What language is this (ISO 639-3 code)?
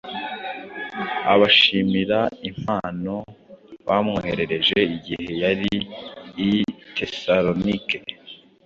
kin